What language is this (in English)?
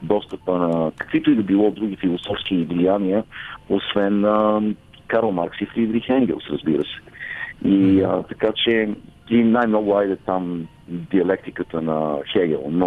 Bulgarian